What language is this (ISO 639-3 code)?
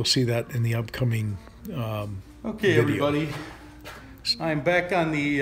eng